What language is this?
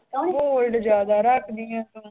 Punjabi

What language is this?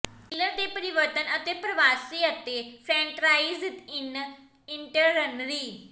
Punjabi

